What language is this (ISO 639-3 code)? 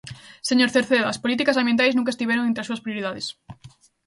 glg